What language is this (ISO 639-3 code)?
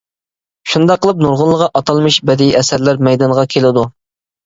uig